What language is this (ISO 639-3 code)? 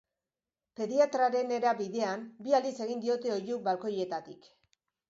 eus